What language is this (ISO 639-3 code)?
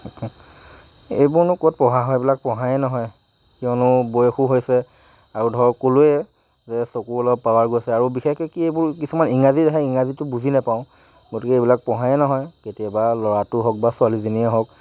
asm